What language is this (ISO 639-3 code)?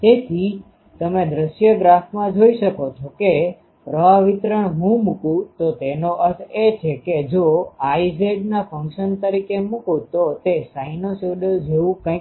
guj